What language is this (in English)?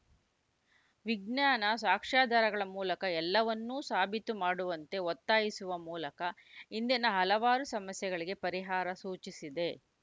Kannada